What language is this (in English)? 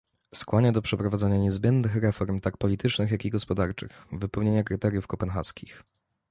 Polish